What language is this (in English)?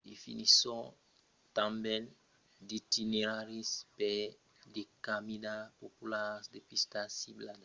Occitan